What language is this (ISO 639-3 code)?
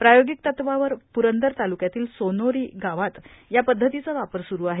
mar